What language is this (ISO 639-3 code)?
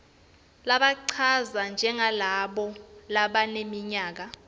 ssw